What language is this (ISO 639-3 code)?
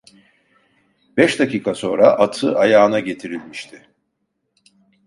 tur